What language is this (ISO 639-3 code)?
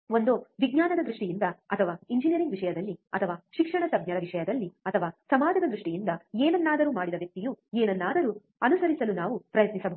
kan